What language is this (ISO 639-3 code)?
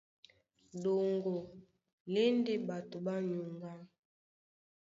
dua